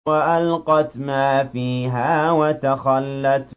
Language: Arabic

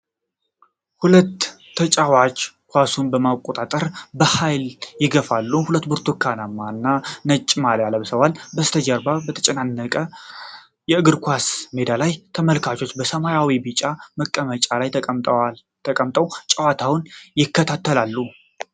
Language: Amharic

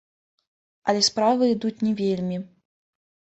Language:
Belarusian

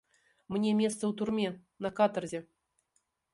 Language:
Belarusian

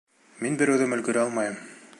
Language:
Bashkir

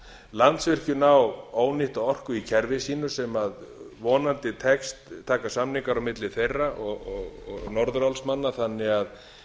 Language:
Icelandic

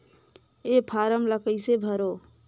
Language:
Chhattisgarhi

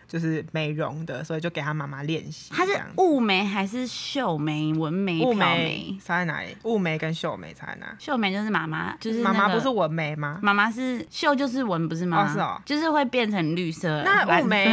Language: Chinese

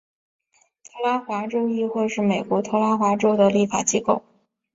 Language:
Chinese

